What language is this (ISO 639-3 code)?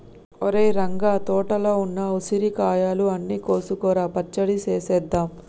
tel